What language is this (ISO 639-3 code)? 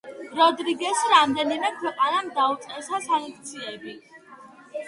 kat